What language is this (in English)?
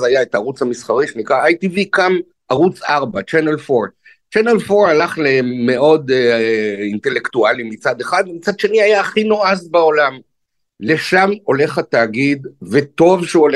Hebrew